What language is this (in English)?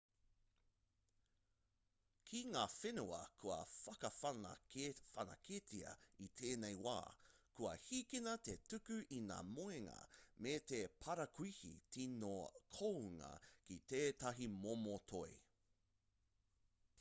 Māori